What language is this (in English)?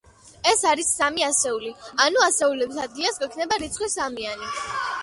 Georgian